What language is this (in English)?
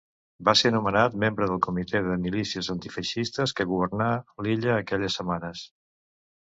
Catalan